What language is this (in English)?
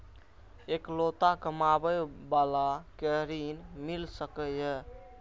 Maithili